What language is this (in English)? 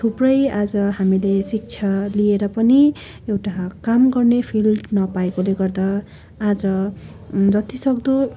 Nepali